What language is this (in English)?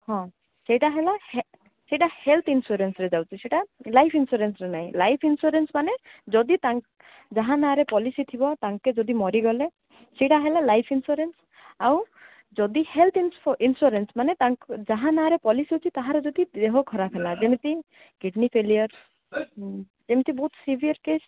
Odia